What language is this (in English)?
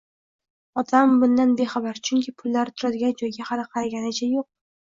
Uzbek